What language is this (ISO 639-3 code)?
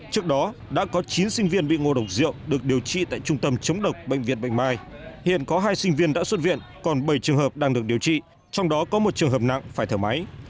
vie